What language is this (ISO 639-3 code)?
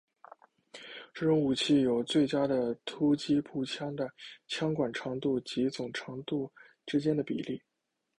zho